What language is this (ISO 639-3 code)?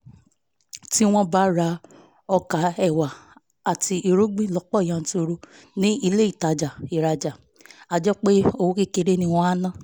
yor